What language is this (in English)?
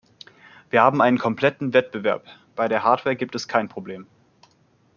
German